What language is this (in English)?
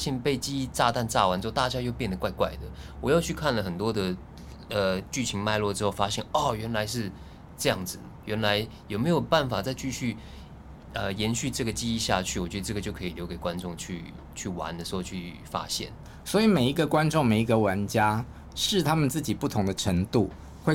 Chinese